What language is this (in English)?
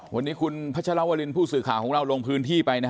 Thai